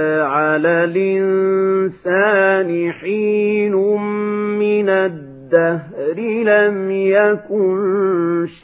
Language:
Arabic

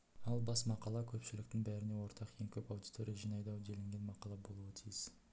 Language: Kazakh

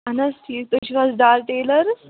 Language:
Kashmiri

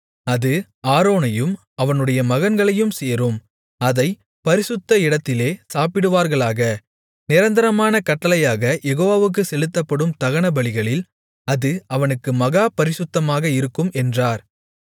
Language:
Tamil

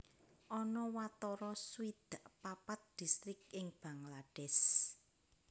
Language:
Javanese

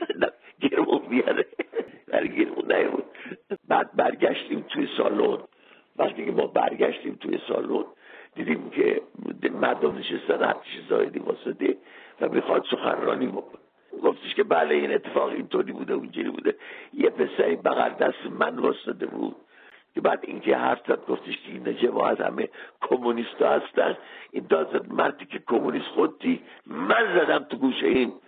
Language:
Persian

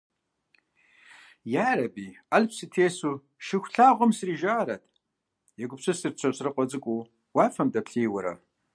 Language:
Kabardian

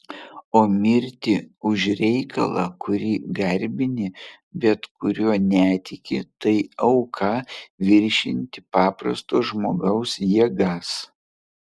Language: Lithuanian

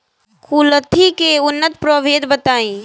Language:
Bhojpuri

